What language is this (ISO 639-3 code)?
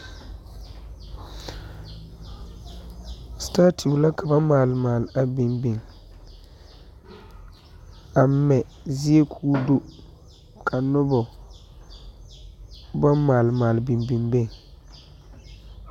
dga